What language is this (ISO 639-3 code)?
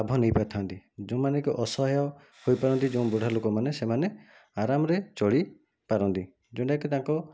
ori